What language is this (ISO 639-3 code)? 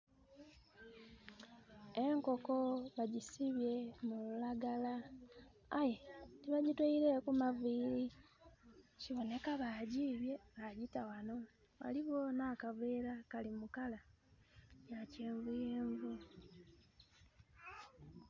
xog